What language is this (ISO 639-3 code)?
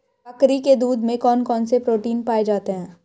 hin